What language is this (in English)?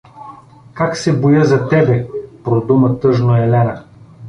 Bulgarian